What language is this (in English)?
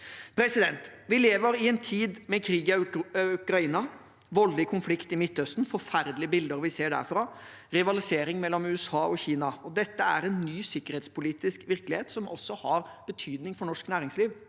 Norwegian